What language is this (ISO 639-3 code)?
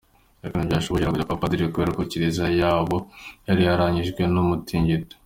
kin